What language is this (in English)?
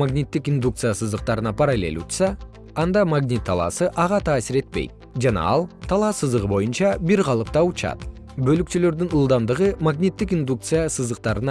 Kyrgyz